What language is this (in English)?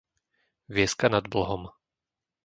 Slovak